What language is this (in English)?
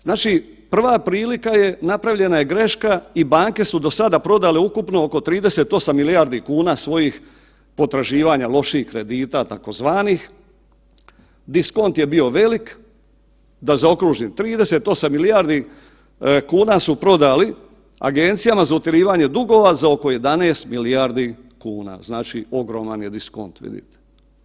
Croatian